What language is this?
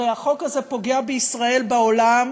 Hebrew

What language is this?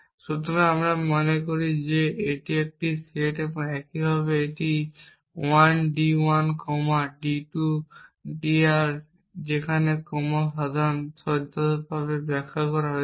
Bangla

